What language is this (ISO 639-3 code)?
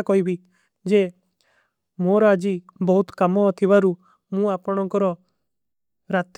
uki